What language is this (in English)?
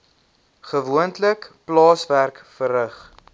Afrikaans